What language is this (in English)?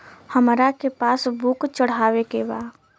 Bhojpuri